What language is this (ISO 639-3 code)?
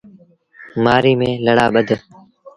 sbn